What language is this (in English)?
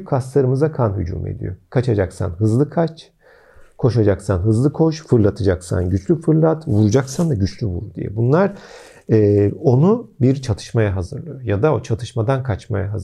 Turkish